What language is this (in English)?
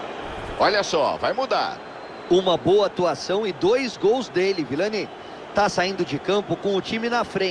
Portuguese